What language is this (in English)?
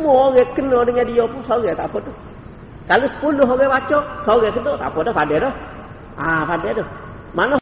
Malay